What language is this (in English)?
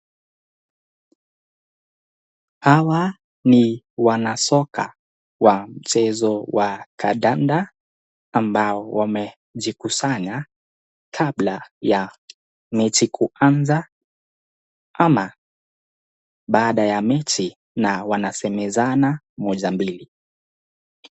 Swahili